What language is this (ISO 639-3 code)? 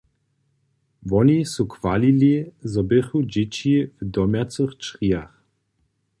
hsb